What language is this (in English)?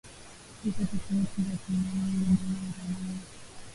Swahili